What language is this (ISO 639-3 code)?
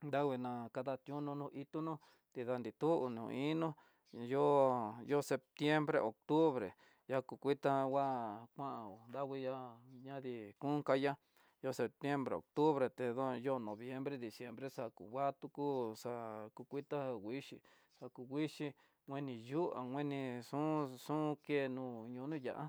mtx